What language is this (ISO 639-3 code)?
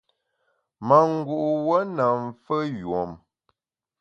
bax